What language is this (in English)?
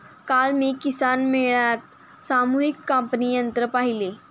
Marathi